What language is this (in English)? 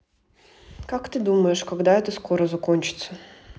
Russian